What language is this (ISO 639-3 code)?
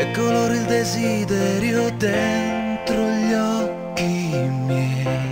ron